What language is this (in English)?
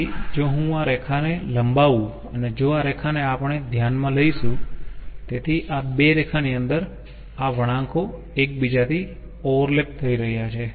Gujarati